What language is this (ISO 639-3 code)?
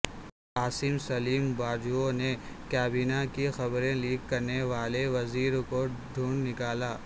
urd